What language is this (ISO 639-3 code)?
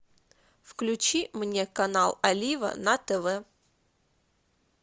rus